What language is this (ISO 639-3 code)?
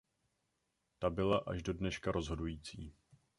ces